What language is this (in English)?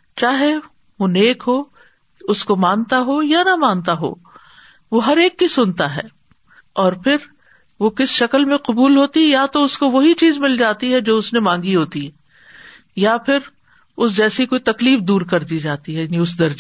Urdu